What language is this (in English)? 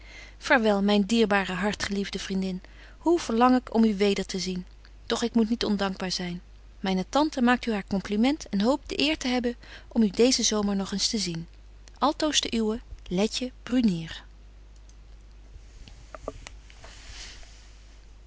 Dutch